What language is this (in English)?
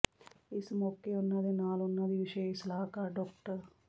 Punjabi